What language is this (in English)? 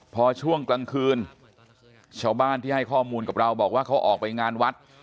Thai